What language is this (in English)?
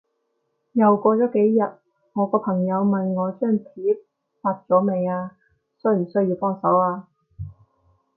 Cantonese